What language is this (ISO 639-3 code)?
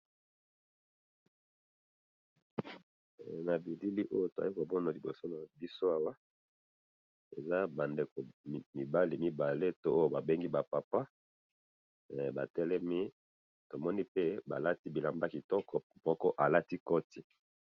lin